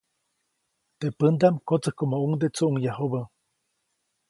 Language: Copainalá Zoque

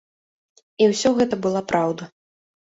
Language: Belarusian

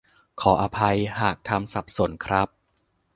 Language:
Thai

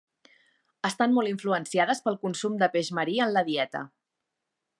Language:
Catalan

